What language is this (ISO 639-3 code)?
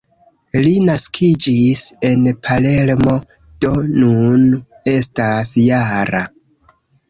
epo